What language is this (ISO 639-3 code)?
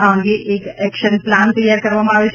guj